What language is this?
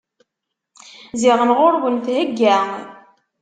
Kabyle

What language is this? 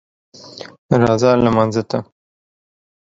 Pashto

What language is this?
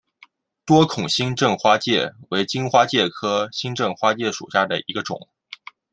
Chinese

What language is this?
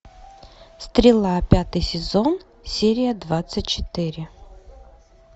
Russian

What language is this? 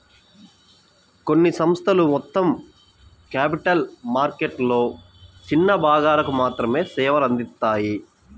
Telugu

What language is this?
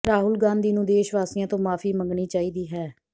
Punjabi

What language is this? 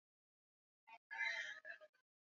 Swahili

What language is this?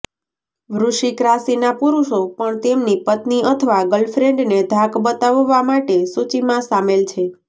Gujarati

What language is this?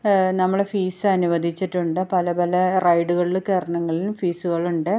Malayalam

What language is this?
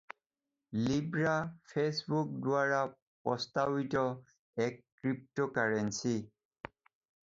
Assamese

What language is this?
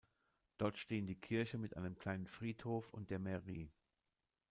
German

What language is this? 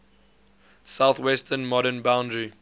English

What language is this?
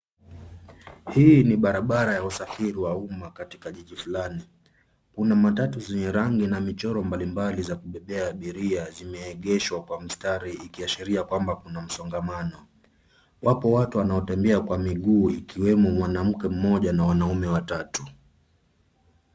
Swahili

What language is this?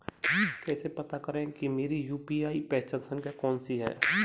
Hindi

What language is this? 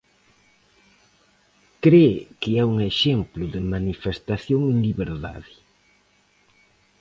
Galician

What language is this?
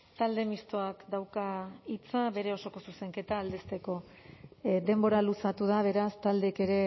Basque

